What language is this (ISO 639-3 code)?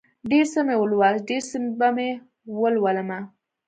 pus